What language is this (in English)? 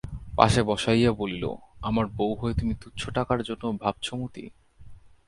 Bangla